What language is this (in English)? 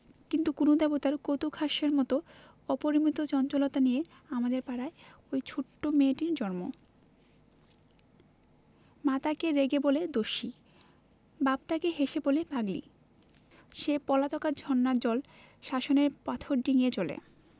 Bangla